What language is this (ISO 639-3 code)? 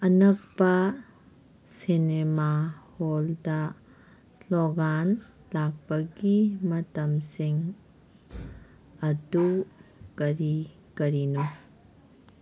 mni